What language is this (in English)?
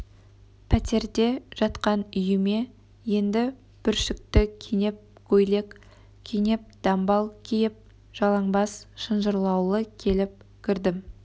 Kazakh